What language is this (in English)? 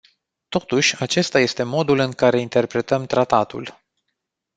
Romanian